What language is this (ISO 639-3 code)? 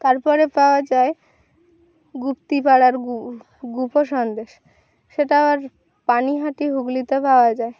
ben